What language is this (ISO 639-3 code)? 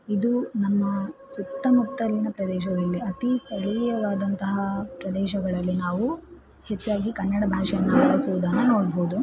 kan